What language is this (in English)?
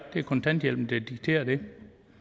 Danish